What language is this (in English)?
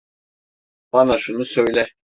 Turkish